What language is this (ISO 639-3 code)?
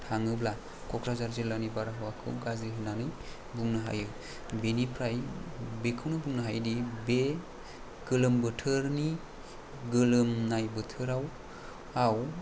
brx